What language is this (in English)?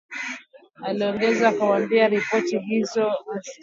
Swahili